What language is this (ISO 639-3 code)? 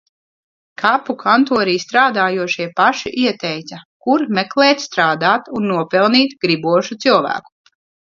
lav